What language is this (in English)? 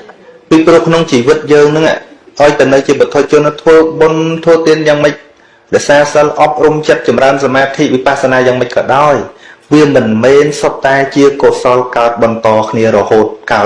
Vietnamese